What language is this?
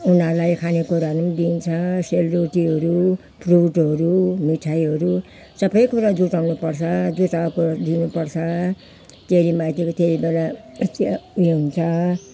Nepali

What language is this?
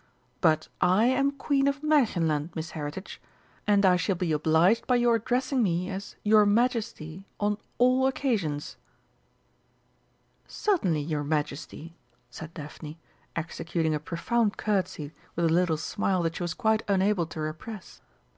English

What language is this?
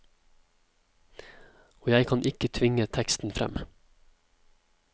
Norwegian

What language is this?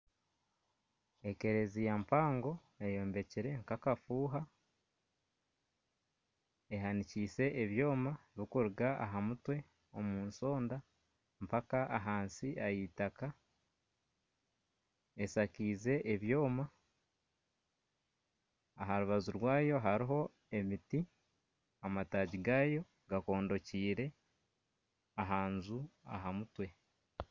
Nyankole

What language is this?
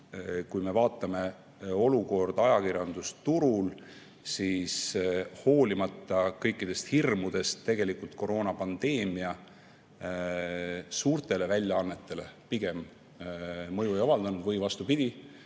Estonian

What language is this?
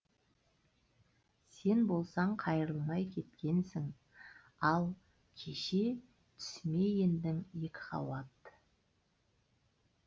Kazakh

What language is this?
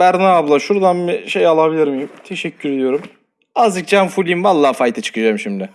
Turkish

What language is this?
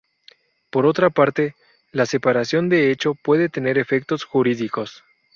Spanish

